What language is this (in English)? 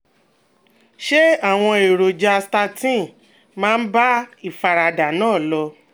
Yoruba